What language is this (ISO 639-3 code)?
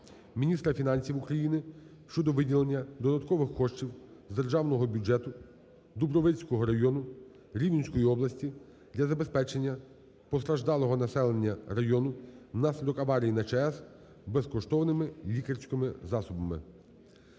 ukr